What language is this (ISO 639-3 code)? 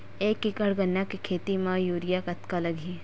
hne